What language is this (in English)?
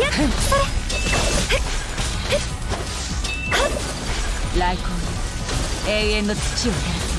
Japanese